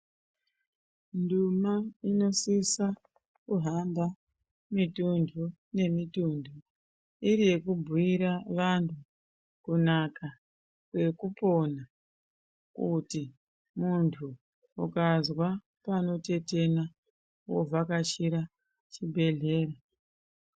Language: Ndau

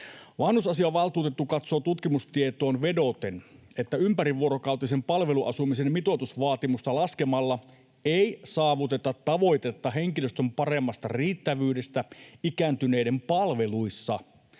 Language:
Finnish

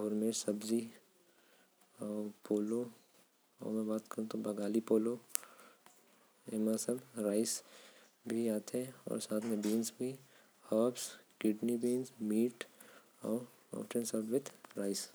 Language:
Korwa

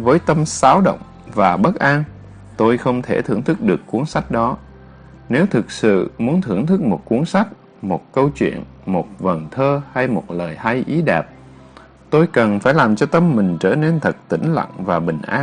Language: Vietnamese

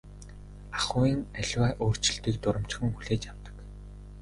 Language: Mongolian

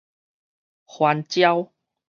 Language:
Min Nan Chinese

